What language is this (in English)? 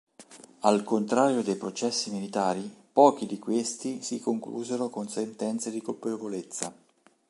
Italian